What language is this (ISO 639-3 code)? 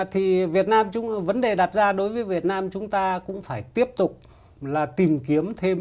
vie